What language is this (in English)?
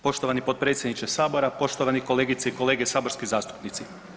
Croatian